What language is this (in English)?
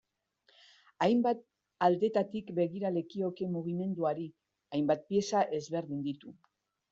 Basque